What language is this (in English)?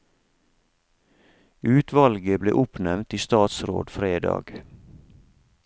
Norwegian